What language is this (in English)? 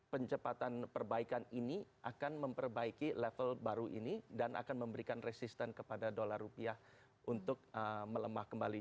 Indonesian